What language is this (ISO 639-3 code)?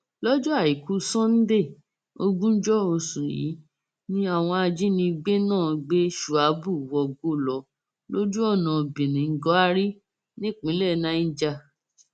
yor